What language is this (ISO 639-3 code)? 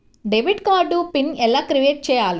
tel